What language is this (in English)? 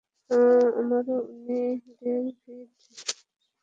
Bangla